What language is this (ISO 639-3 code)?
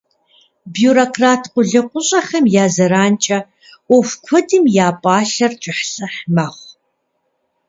kbd